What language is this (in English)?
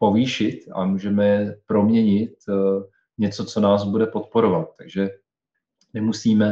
Czech